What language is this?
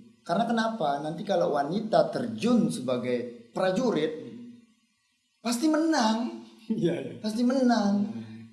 Indonesian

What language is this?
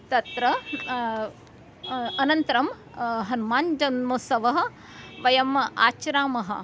Sanskrit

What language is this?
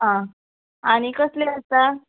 Konkani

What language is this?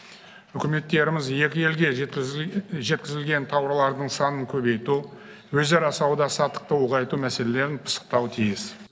Kazakh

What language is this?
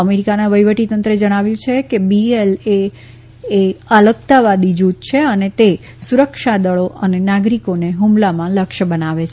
Gujarati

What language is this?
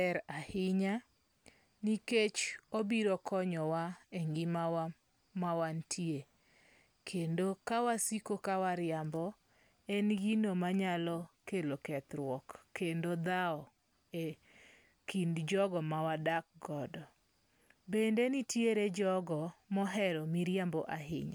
Luo (Kenya and Tanzania)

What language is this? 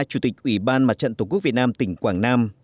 Vietnamese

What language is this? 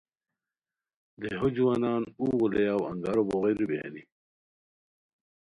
Khowar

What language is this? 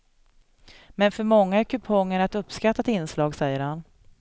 Swedish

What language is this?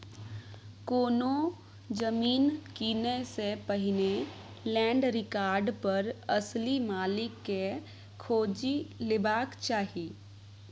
Maithili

